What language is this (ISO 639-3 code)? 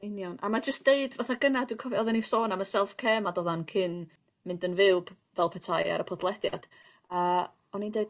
cym